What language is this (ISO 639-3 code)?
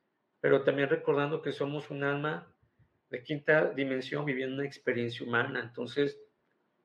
spa